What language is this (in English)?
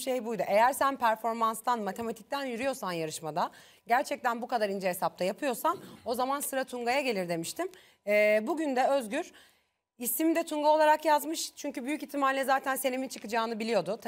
Turkish